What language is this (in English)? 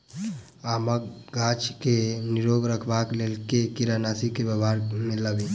Maithili